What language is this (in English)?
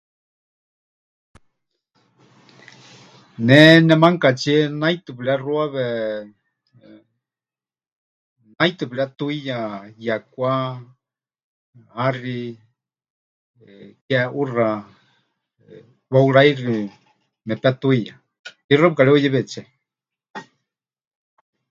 Huichol